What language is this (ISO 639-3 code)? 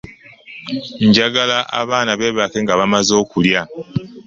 lug